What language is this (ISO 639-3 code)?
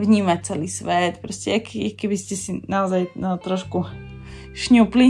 slk